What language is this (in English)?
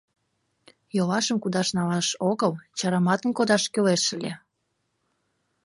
Mari